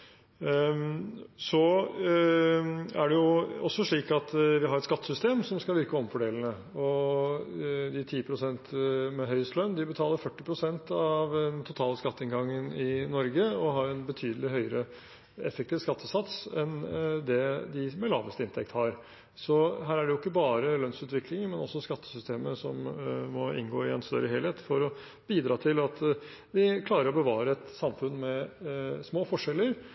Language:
Norwegian Bokmål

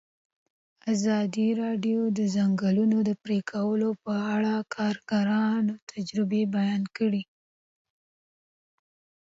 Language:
Pashto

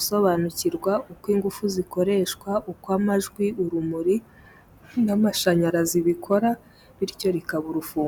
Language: Kinyarwanda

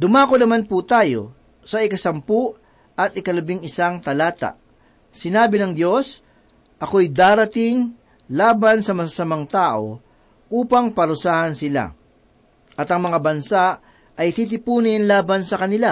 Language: Filipino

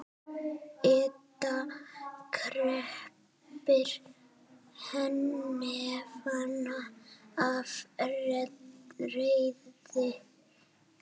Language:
Icelandic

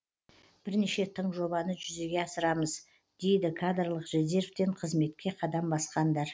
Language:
Kazakh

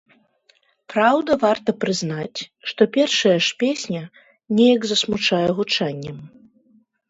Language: Belarusian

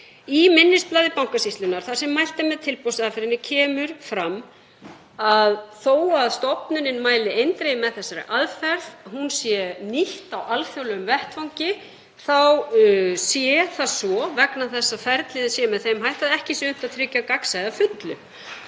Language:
Icelandic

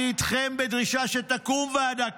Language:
Hebrew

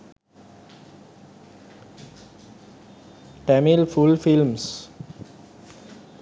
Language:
Sinhala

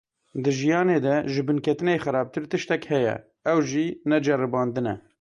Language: Kurdish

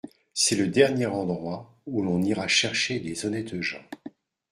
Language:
French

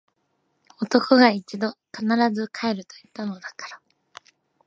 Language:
Japanese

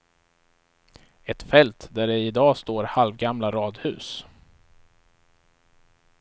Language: Swedish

